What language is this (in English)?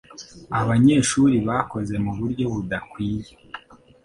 Kinyarwanda